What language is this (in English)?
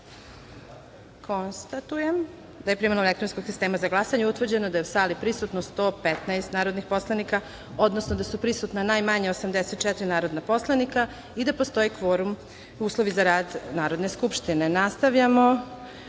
Serbian